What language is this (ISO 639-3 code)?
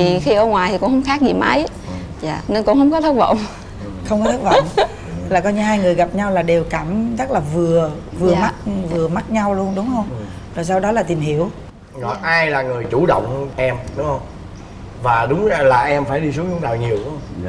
vie